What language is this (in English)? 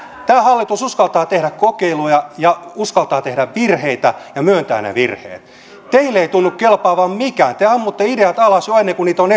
Finnish